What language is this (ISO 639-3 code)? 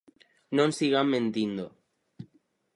glg